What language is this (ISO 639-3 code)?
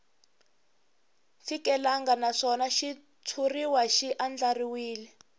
tso